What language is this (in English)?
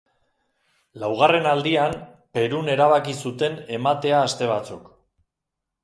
Basque